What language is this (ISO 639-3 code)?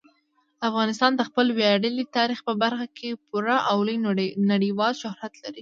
pus